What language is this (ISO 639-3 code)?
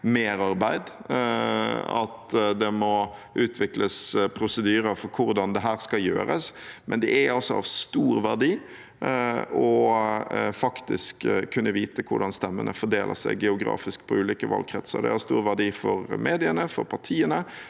nor